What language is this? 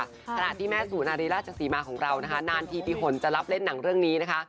Thai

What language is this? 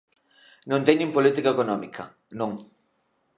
Galician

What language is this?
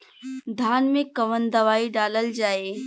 Bhojpuri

